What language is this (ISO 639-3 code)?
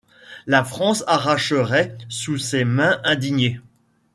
fra